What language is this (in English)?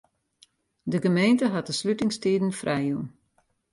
Western Frisian